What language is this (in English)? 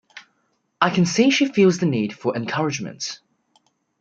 English